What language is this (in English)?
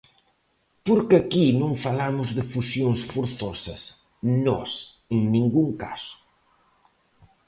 Galician